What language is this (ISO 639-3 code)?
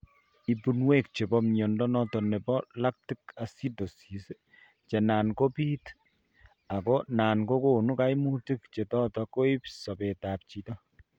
kln